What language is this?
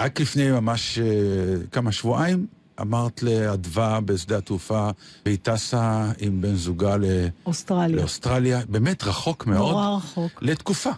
Hebrew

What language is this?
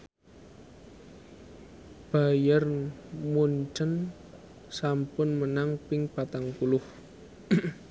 Javanese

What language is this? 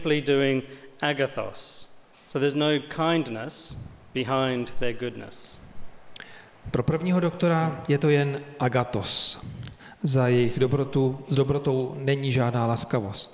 Czech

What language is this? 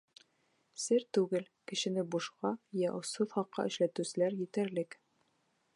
Bashkir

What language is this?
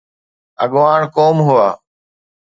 Sindhi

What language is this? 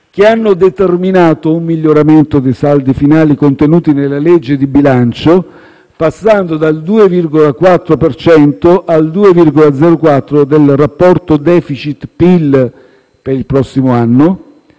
Italian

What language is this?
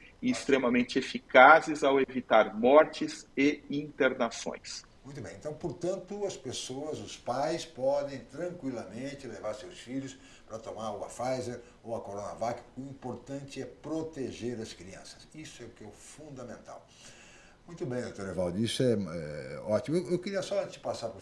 Portuguese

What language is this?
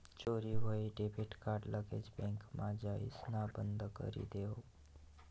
Marathi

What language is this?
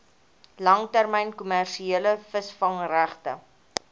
Afrikaans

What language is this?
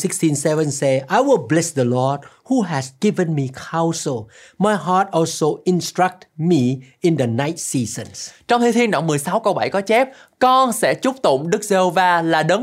Vietnamese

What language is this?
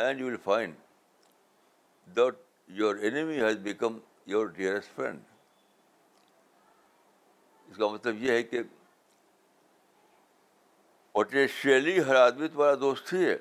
Urdu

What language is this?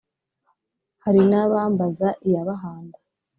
Kinyarwanda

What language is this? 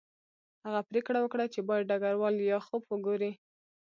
Pashto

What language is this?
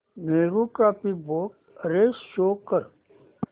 Marathi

